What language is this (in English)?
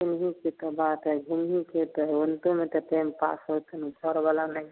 Maithili